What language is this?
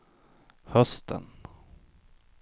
Swedish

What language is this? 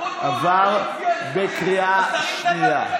Hebrew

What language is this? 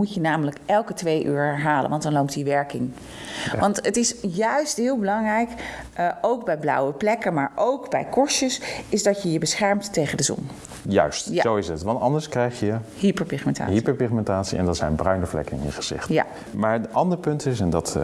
Dutch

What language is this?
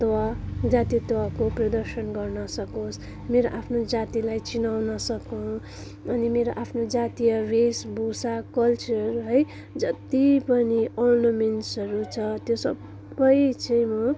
Nepali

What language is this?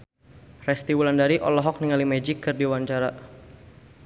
Sundanese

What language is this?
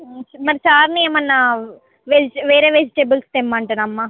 Telugu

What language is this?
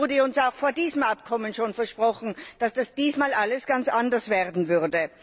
German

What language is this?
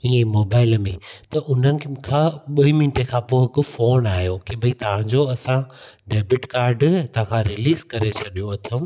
Sindhi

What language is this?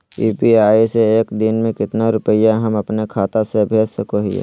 Magahi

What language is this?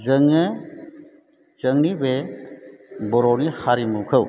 Bodo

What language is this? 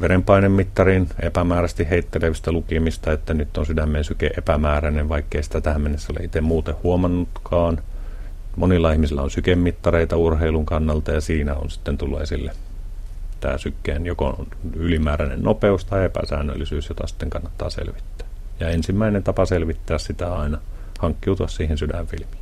Finnish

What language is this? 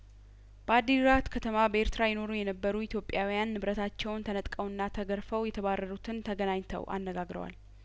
Amharic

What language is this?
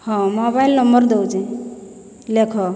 Odia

